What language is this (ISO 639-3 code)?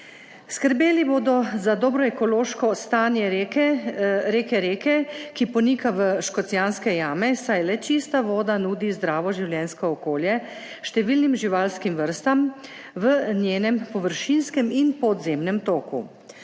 slv